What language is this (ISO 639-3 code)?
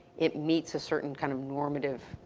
eng